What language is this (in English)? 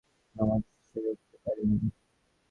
Bangla